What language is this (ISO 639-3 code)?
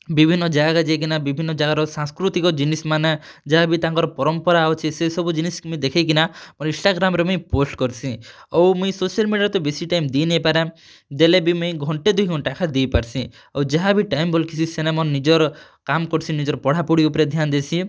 ori